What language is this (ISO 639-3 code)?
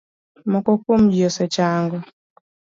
luo